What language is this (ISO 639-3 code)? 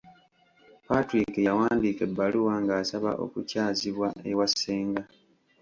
lug